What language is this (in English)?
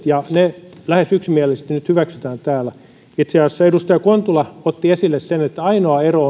Finnish